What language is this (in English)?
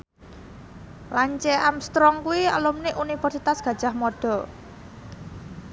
Javanese